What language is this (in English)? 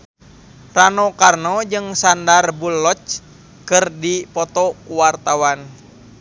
Sundanese